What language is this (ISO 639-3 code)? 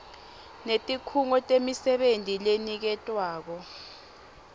ssw